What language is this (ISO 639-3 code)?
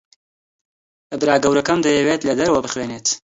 ckb